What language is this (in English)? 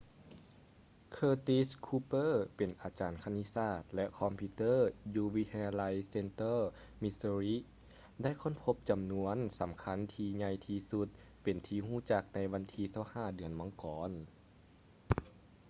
Lao